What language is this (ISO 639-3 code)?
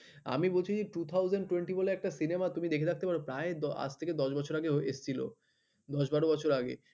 ben